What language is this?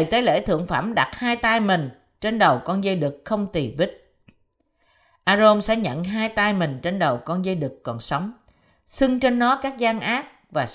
Vietnamese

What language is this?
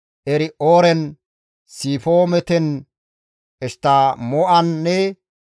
Gamo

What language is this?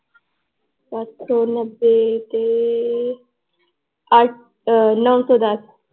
Punjabi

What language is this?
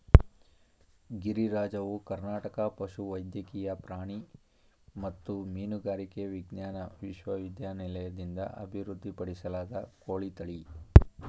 Kannada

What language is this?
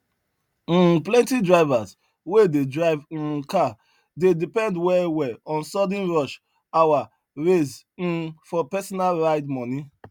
Nigerian Pidgin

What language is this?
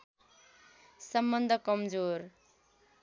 Nepali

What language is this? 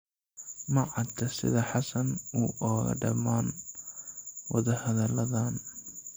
Somali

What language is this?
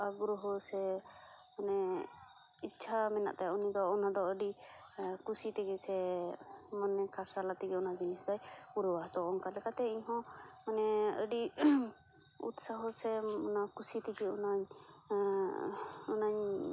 Santali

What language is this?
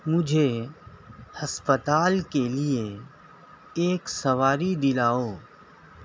Urdu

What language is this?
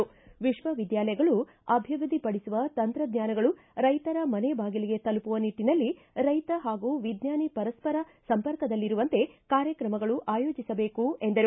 Kannada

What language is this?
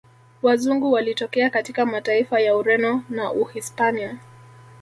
Swahili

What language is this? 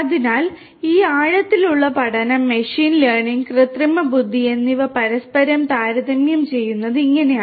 Malayalam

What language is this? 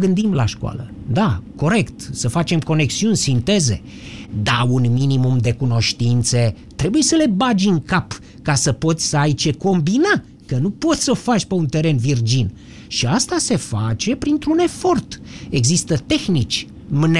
Romanian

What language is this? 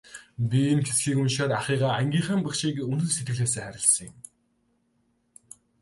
Mongolian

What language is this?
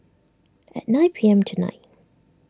English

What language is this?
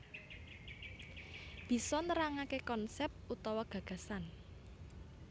Javanese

